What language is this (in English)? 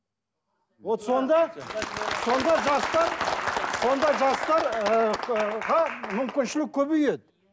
Kazakh